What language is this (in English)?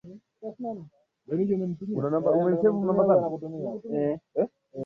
Swahili